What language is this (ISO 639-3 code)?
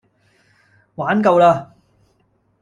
yue